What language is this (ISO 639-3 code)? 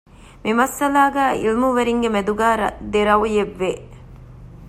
div